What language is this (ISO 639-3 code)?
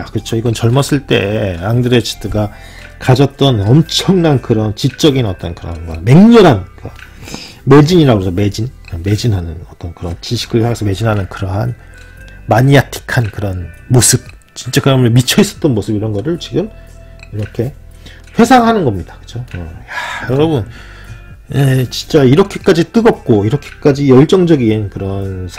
kor